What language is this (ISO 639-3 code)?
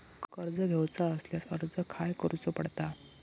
mar